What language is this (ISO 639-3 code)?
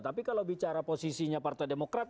ind